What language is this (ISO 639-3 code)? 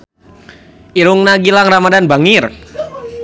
sun